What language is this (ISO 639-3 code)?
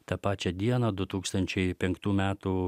lit